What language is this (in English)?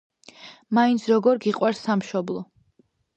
Georgian